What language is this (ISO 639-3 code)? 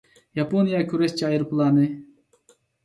uig